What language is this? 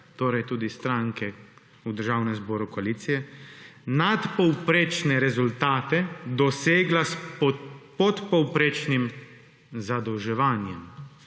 Slovenian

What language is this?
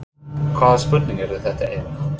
Icelandic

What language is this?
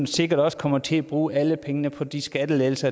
Danish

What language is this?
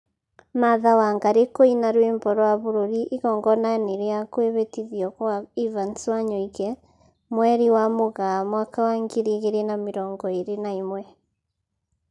Kikuyu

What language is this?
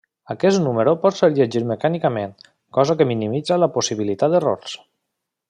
Catalan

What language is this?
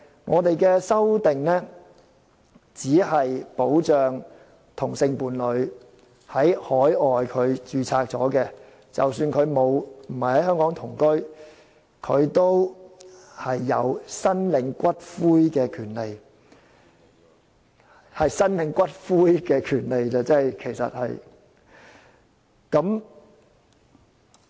Cantonese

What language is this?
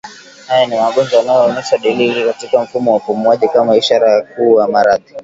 Swahili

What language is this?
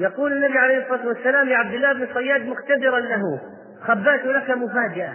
Arabic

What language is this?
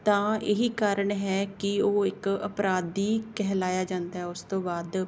Punjabi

